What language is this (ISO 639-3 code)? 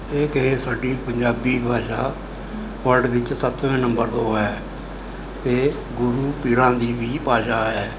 pan